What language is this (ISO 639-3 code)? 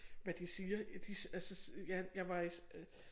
dan